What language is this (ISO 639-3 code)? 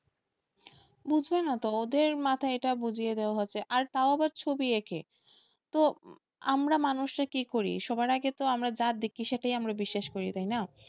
ben